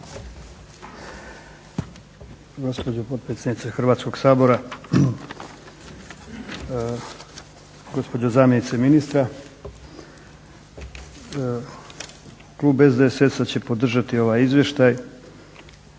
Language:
Croatian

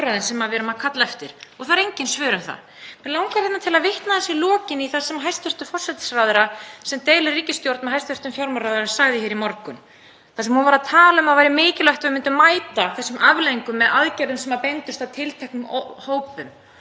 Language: Icelandic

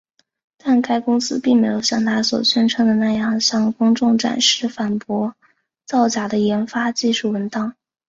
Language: Chinese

